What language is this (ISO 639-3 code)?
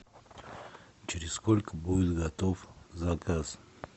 rus